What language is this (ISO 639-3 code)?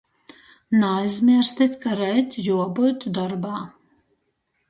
ltg